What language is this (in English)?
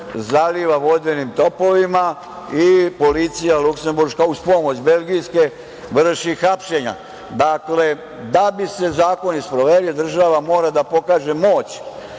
Serbian